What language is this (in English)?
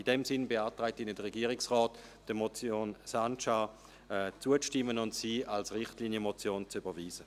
Swiss German